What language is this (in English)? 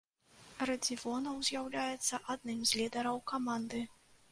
Belarusian